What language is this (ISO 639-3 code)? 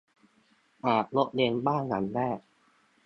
tha